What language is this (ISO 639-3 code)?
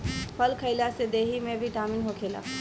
bho